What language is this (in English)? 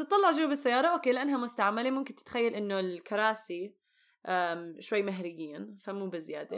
Arabic